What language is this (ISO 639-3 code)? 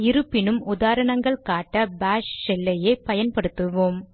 tam